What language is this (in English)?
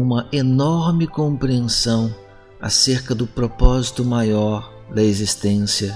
Portuguese